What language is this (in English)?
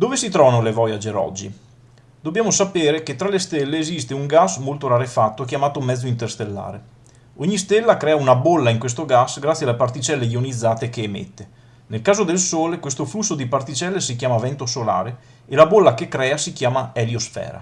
Italian